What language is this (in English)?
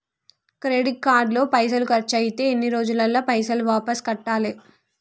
Telugu